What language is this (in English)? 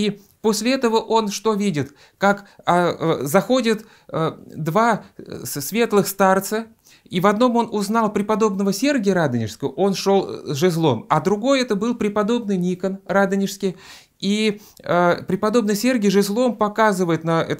Russian